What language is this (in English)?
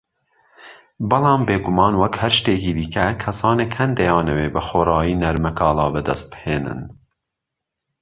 Central Kurdish